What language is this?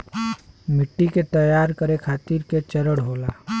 Bhojpuri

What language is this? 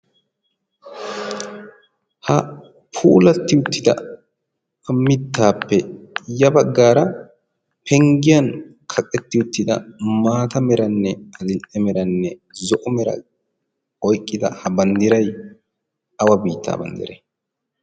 Wolaytta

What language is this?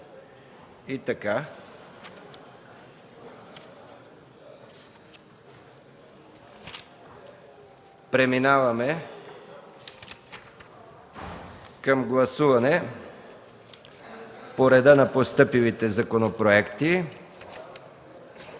Bulgarian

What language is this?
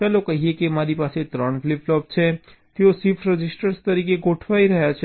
Gujarati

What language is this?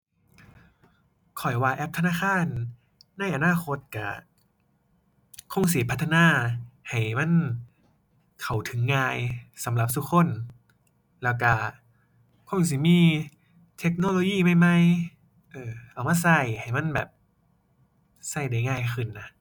Thai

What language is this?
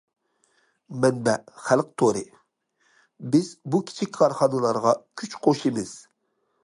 Uyghur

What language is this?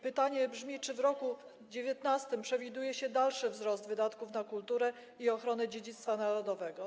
Polish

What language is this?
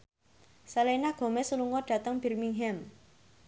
Javanese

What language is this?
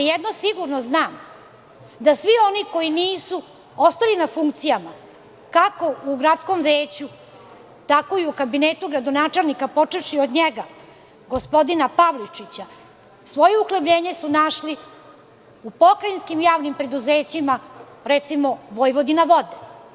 Serbian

